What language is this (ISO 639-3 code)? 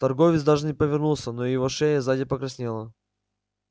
rus